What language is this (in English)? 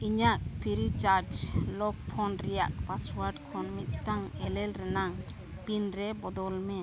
Santali